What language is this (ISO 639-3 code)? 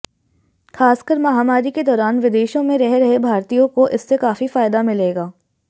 hin